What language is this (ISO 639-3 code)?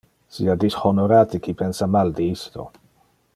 ina